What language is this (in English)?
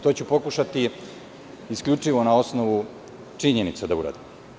Serbian